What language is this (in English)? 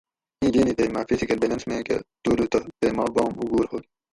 Gawri